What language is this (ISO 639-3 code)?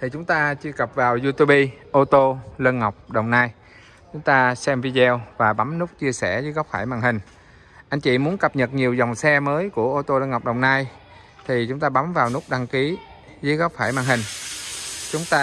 vie